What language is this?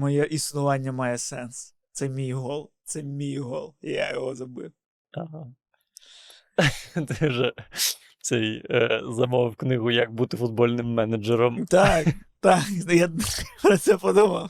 Ukrainian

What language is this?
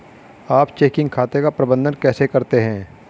Hindi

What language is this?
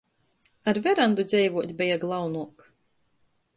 Latgalian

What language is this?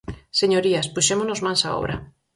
Galician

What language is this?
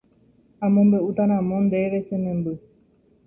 Guarani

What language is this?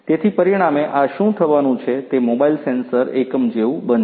Gujarati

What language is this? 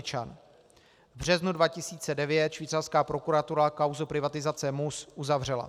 Czech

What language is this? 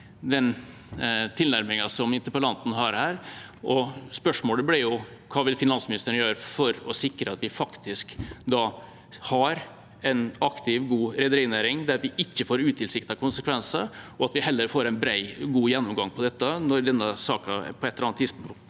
Norwegian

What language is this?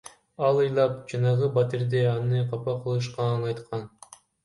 Kyrgyz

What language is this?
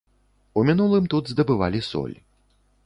Belarusian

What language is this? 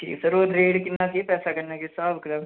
Dogri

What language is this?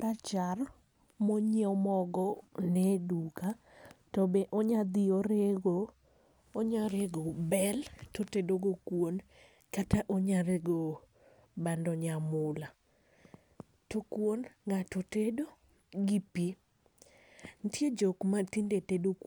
Luo (Kenya and Tanzania)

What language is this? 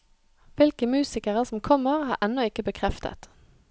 Norwegian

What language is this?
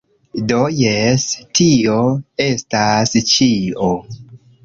Esperanto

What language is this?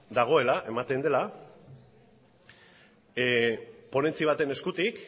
Basque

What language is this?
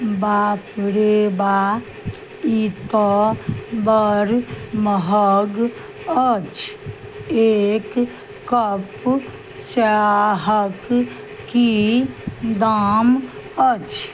Maithili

